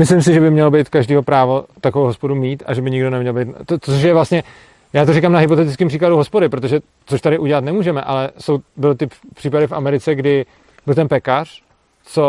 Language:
Czech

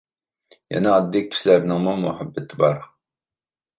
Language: Uyghur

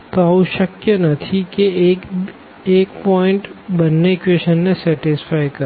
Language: Gujarati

